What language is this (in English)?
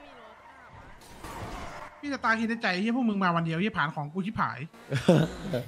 Thai